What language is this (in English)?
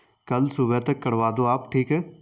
Urdu